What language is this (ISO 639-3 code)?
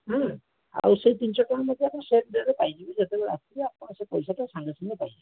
ori